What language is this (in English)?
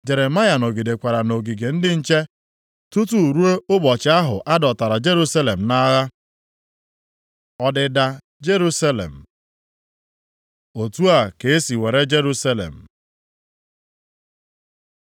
Igbo